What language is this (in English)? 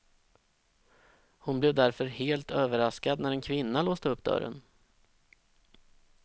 Swedish